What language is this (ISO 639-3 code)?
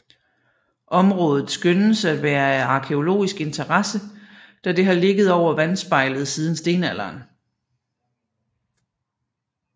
dan